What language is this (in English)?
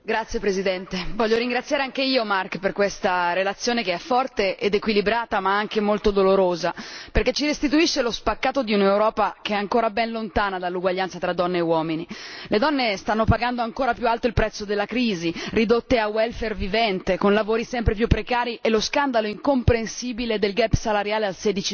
Italian